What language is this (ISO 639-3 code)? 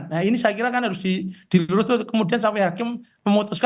ind